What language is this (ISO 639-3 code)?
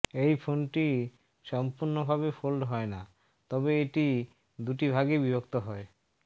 ben